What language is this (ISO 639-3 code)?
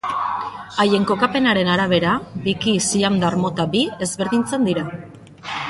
eus